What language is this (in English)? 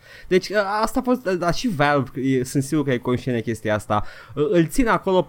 Romanian